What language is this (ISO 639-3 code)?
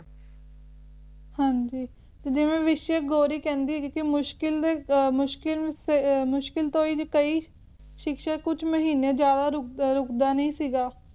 pan